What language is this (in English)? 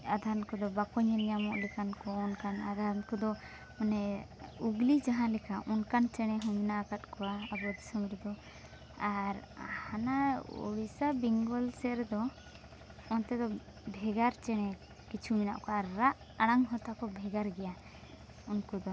Santali